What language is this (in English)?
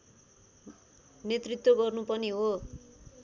Nepali